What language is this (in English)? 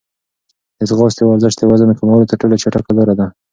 Pashto